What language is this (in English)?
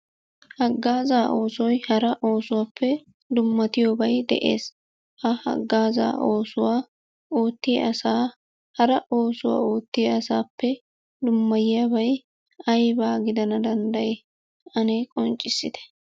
Wolaytta